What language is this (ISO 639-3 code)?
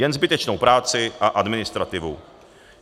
ces